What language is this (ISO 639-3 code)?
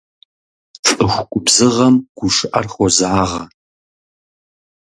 kbd